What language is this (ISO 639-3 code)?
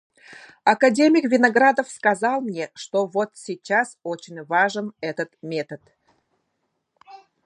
sah